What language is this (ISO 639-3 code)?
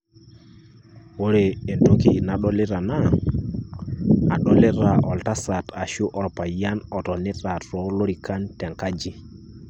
mas